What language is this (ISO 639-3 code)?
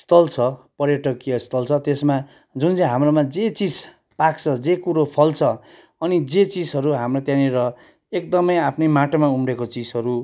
nep